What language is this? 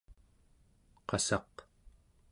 Central Yupik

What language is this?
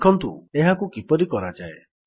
Odia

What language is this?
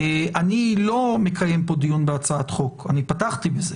Hebrew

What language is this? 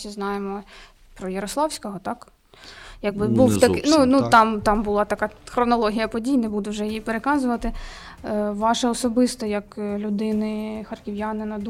Ukrainian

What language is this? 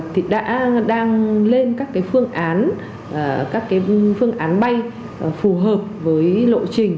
Vietnamese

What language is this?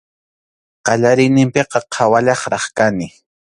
Arequipa-La Unión Quechua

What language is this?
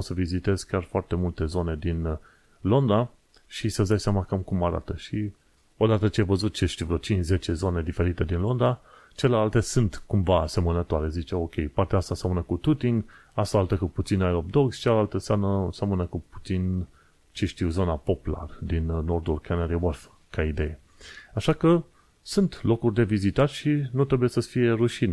Romanian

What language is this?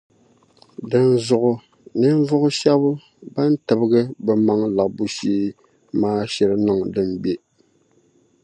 Dagbani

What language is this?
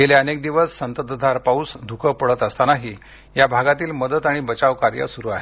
Marathi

